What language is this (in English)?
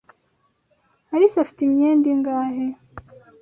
Kinyarwanda